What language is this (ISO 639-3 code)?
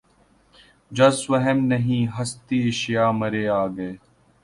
urd